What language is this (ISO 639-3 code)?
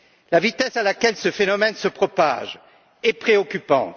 fra